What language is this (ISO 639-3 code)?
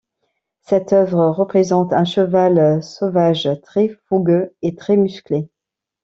fra